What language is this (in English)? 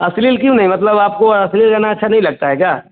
Hindi